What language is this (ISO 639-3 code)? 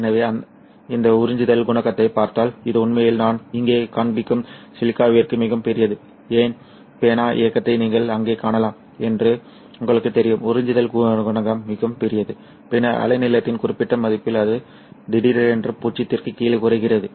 tam